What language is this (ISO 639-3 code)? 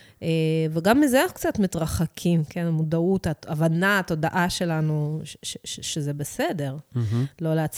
heb